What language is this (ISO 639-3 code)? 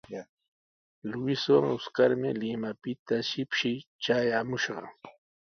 qws